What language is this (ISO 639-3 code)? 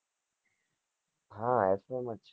guj